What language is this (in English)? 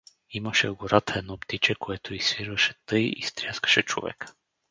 Bulgarian